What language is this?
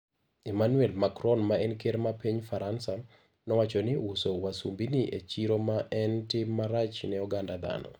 Luo (Kenya and Tanzania)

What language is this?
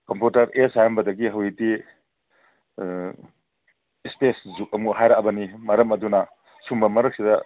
Manipuri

